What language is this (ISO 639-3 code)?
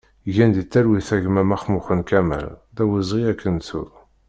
kab